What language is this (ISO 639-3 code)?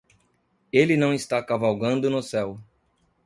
por